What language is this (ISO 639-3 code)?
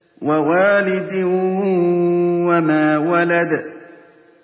ara